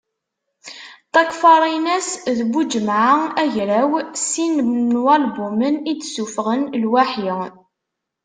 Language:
Kabyle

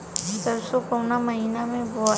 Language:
Bhojpuri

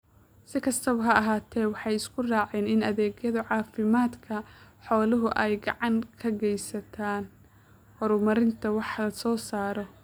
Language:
Somali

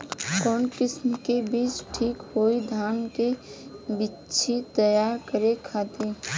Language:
Bhojpuri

